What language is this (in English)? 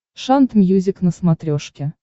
Russian